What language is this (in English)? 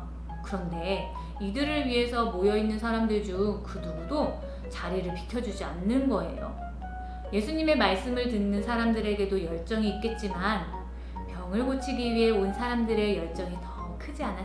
Korean